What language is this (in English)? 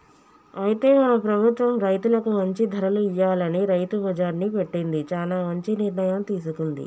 Telugu